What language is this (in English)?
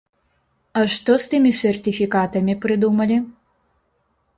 Belarusian